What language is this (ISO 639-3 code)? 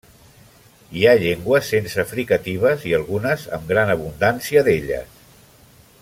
cat